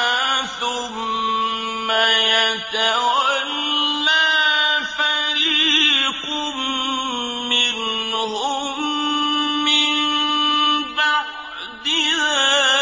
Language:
Arabic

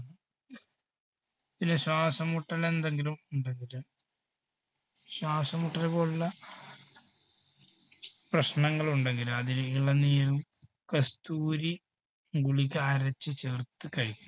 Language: Malayalam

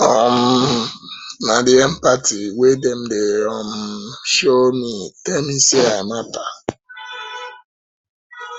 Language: Nigerian Pidgin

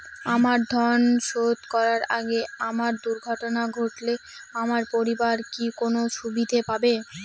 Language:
Bangla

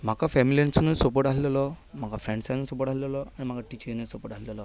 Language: Konkani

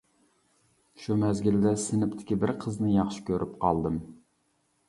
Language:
Uyghur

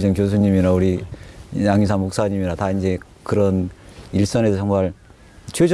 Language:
Korean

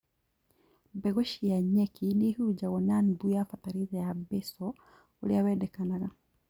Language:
Kikuyu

